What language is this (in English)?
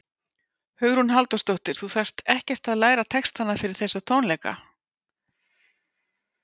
Icelandic